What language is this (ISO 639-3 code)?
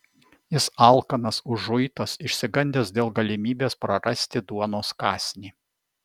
lit